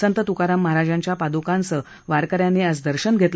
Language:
Marathi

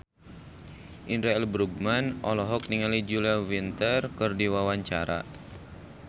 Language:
Sundanese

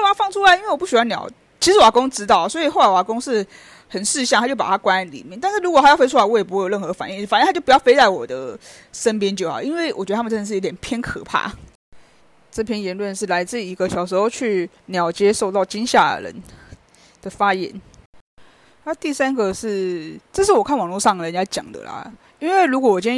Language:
Chinese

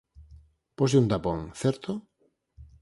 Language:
Galician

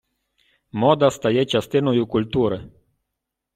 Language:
Ukrainian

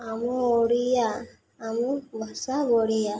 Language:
Odia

